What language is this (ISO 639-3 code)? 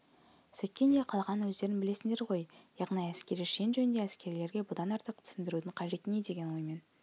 kaz